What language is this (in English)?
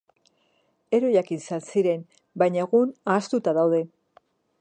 Basque